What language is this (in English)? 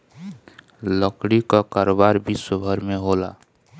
Bhojpuri